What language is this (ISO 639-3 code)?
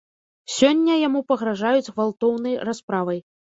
bel